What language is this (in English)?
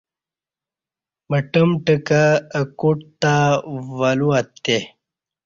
Kati